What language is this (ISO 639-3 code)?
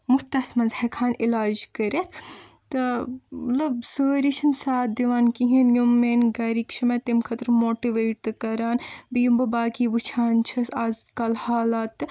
kas